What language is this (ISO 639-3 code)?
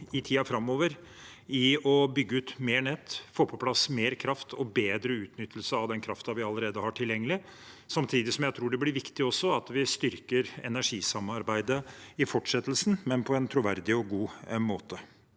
nor